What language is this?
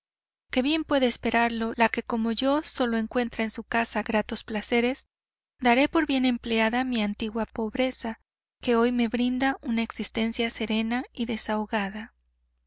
Spanish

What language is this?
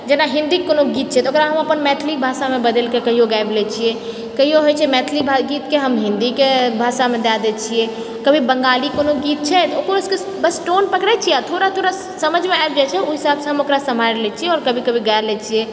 Maithili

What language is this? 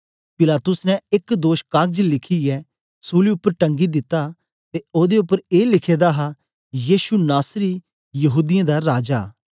Dogri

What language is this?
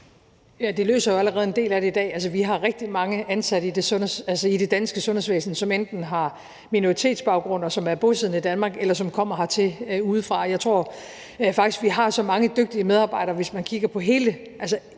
Danish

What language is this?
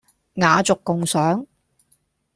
Cantonese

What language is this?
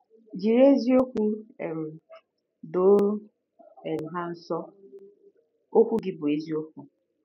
Igbo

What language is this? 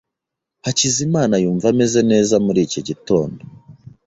Kinyarwanda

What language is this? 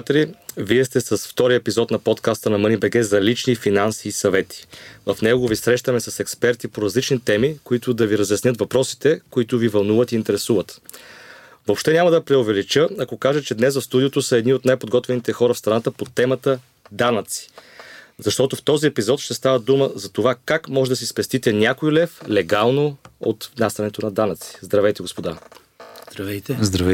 Bulgarian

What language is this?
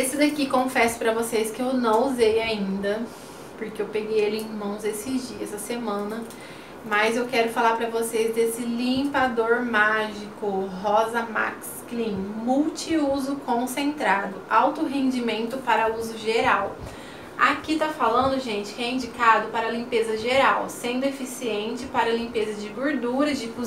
Portuguese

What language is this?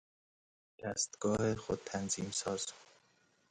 Persian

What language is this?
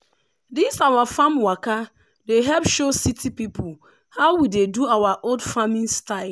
Nigerian Pidgin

